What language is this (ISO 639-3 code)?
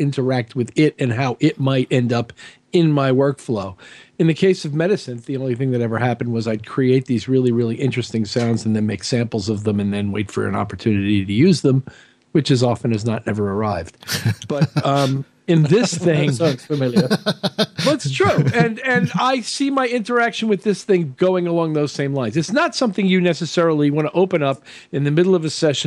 eng